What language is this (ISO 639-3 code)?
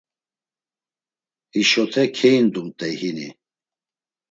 lzz